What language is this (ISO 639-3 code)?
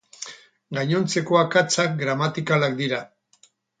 eus